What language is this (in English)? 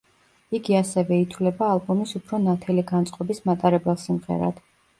Georgian